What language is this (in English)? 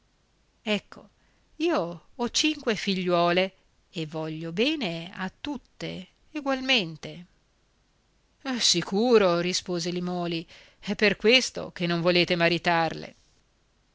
Italian